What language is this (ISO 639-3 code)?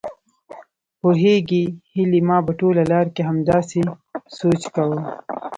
pus